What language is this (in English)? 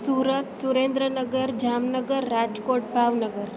Sindhi